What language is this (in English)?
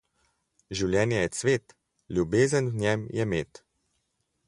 Slovenian